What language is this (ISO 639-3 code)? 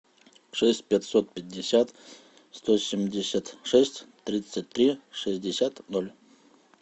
rus